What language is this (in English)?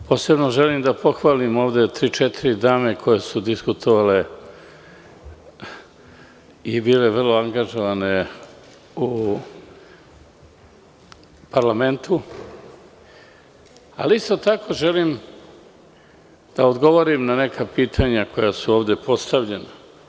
Serbian